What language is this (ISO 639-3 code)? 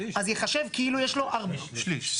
heb